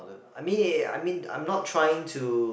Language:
English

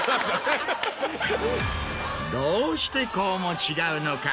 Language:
Japanese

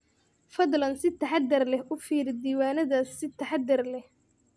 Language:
Somali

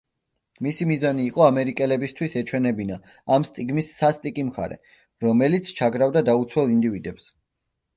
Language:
Georgian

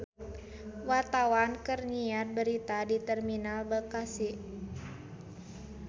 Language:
Sundanese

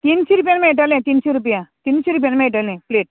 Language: Konkani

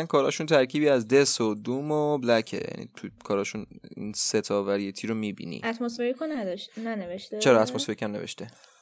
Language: Persian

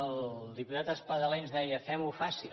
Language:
Catalan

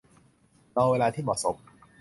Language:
Thai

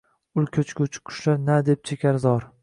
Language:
Uzbek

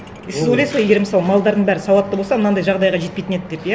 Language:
Kazakh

